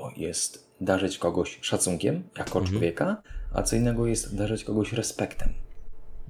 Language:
Polish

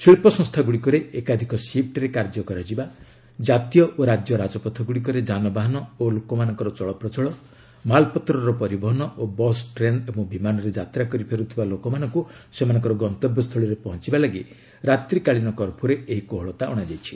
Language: Odia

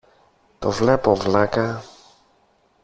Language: Greek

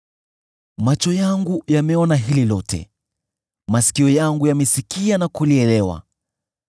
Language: Swahili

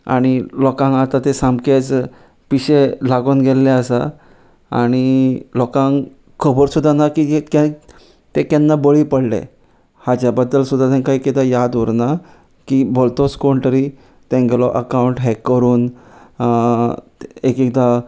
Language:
Konkani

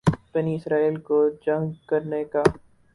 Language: Urdu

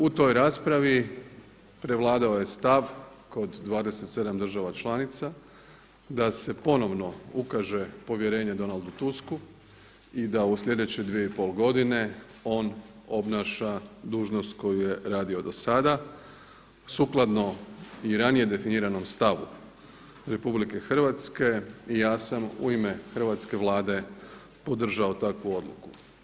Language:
Croatian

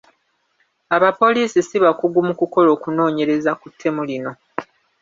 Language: Ganda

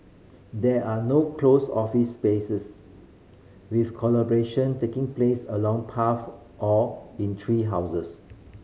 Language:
English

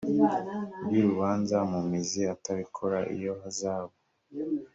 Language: Kinyarwanda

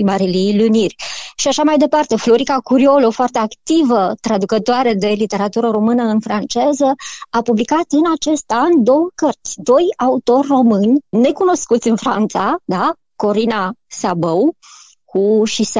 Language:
Romanian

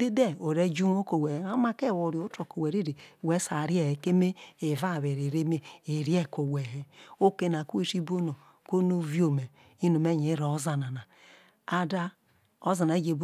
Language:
Isoko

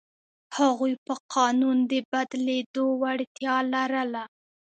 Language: Pashto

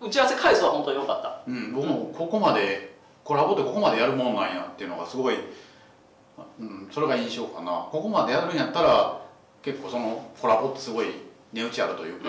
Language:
Japanese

